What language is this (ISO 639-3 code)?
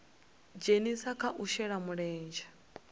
ven